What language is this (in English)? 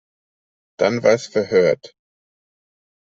German